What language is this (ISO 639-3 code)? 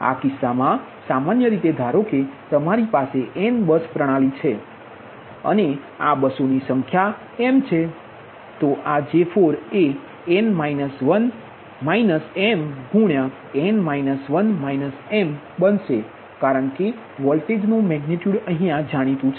guj